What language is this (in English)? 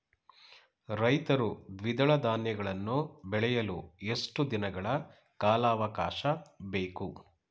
Kannada